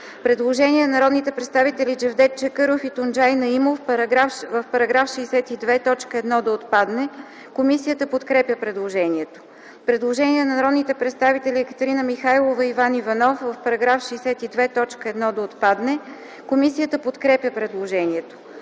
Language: Bulgarian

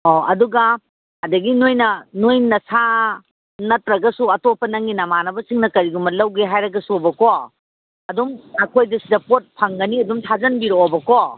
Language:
Manipuri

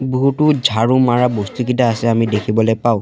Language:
Assamese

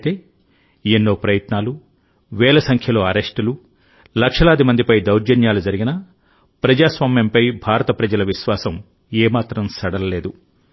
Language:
Telugu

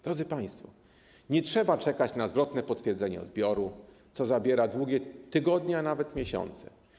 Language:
Polish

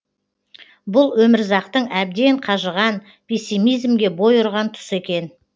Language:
Kazakh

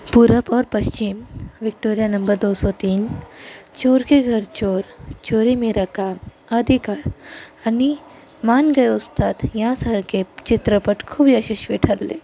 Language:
Marathi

